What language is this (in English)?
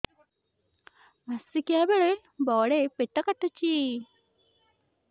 Odia